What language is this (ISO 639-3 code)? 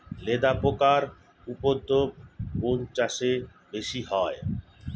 ben